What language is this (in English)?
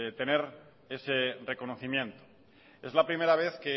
Spanish